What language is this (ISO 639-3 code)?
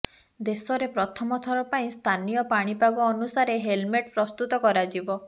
ori